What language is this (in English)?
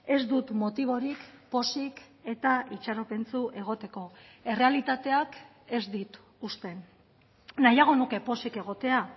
Basque